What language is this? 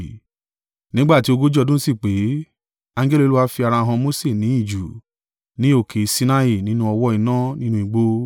Yoruba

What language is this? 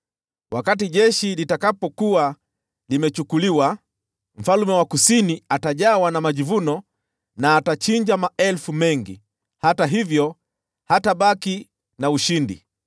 Swahili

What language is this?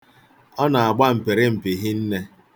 Igbo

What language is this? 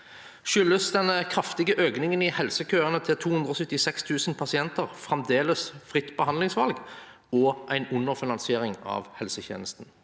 Norwegian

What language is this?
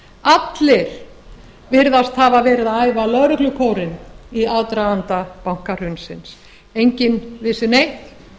Icelandic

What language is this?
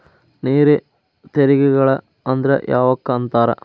Kannada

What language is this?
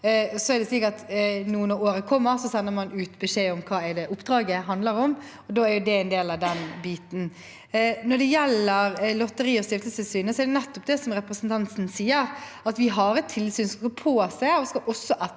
Norwegian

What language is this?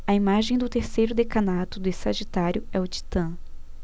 Portuguese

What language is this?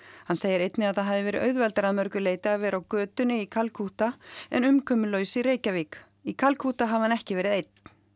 Icelandic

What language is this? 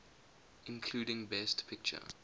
English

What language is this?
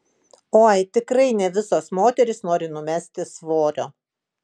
Lithuanian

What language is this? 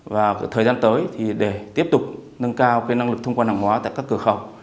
Vietnamese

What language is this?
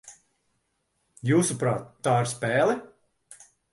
Latvian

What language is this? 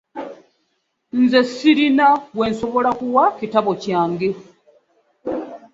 Ganda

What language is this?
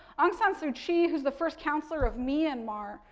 English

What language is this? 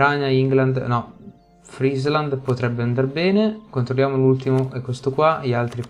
Italian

